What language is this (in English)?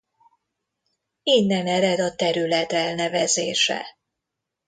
Hungarian